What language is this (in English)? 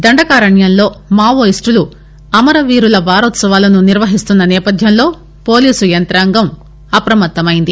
Telugu